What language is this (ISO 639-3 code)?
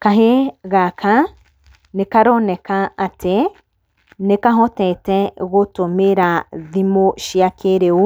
kik